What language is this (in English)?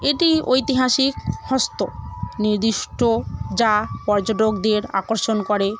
Bangla